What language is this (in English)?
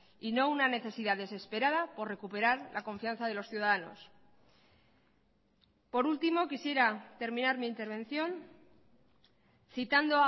Spanish